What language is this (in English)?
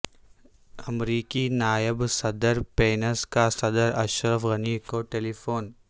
Urdu